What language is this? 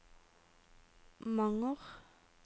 Norwegian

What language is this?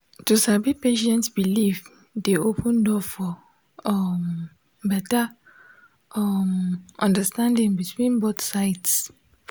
Nigerian Pidgin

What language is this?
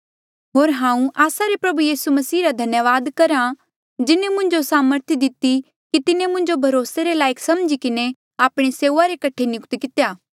Mandeali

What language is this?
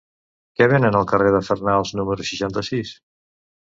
Catalan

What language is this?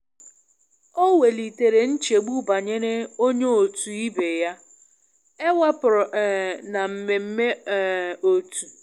Igbo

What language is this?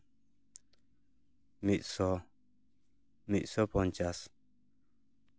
Santali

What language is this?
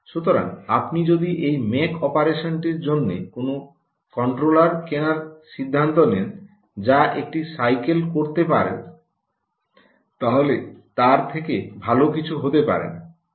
Bangla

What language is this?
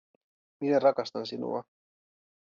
Finnish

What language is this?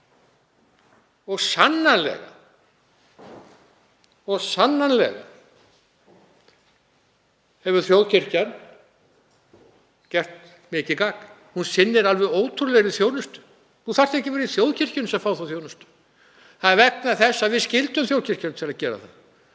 Icelandic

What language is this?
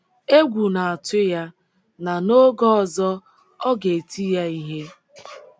Igbo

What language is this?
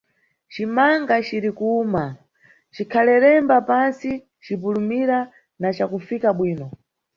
Nyungwe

